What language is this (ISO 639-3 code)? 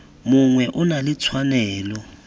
tsn